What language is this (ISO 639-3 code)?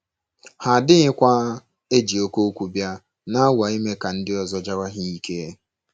ibo